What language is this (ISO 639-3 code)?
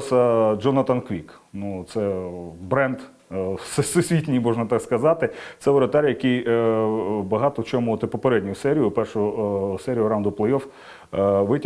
ukr